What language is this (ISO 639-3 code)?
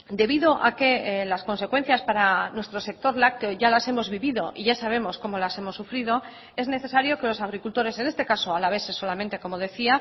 spa